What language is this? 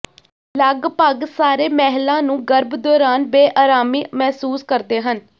Punjabi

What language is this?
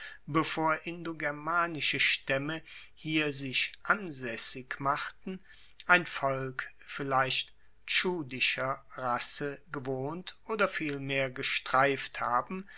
German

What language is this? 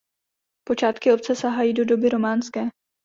Czech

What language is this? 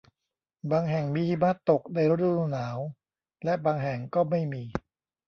Thai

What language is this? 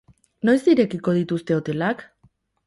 Basque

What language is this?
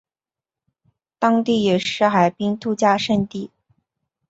Chinese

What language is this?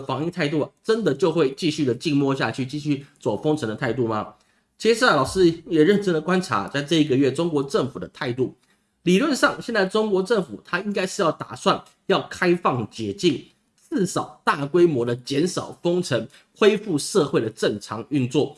Chinese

